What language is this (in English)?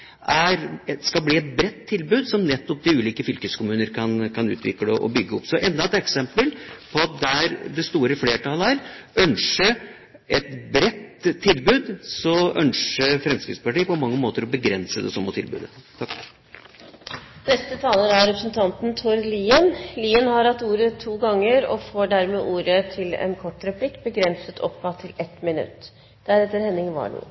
Norwegian Bokmål